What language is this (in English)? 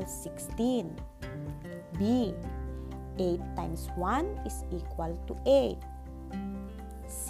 Filipino